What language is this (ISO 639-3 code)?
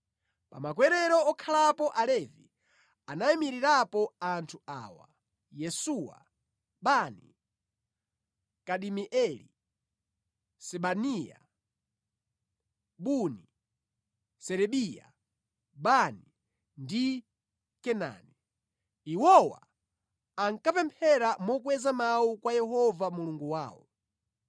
nya